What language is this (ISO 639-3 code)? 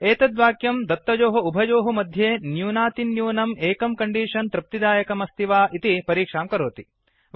san